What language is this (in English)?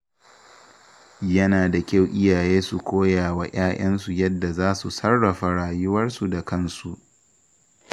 Hausa